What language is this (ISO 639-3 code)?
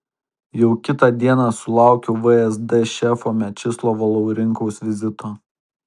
lit